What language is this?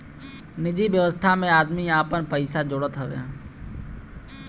Bhojpuri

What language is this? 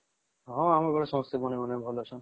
Odia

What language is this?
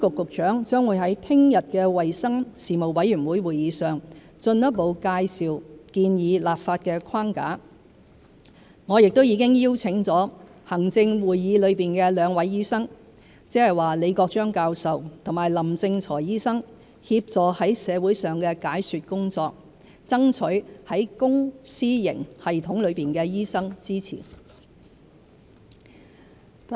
Cantonese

